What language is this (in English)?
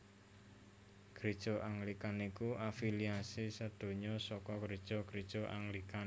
Javanese